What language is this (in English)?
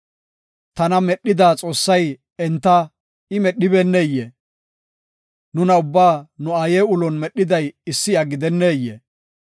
Gofa